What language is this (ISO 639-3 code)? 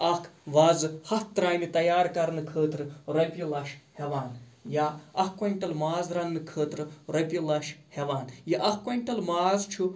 kas